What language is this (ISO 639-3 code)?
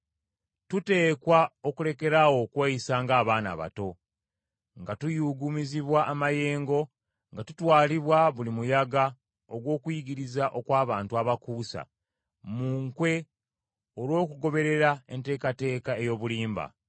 lug